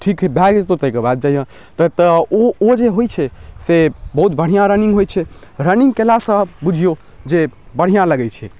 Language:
Maithili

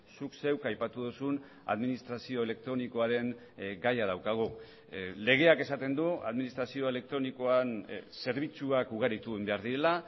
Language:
Basque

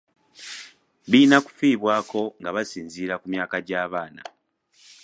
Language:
Ganda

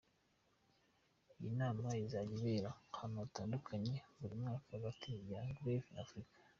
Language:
Kinyarwanda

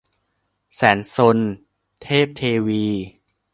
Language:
Thai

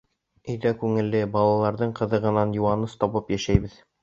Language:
Bashkir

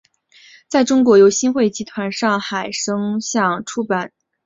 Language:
Chinese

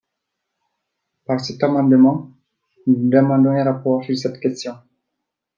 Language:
French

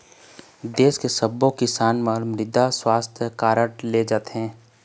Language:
Chhattisgarhi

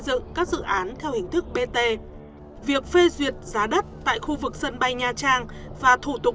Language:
Vietnamese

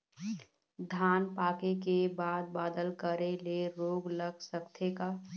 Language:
Chhattisgarhi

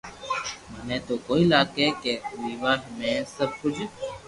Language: Loarki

